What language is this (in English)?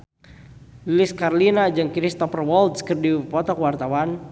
Sundanese